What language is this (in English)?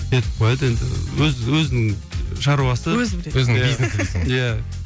Kazakh